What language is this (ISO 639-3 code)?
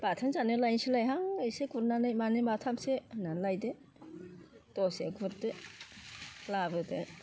brx